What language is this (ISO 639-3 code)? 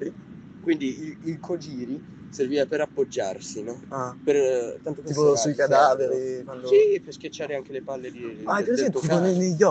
ita